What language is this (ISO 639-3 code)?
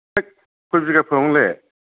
brx